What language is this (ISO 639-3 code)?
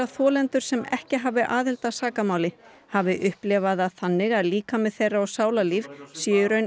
isl